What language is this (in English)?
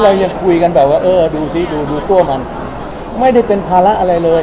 Thai